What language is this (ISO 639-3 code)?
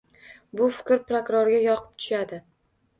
uzb